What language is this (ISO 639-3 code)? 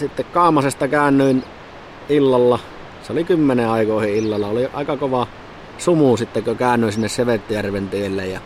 fin